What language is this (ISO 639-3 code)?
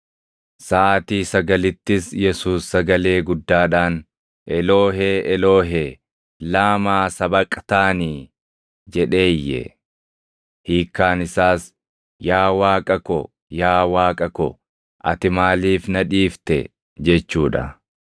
orm